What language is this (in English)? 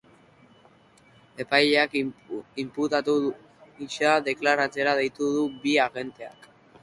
Basque